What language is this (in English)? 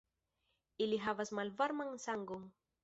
Esperanto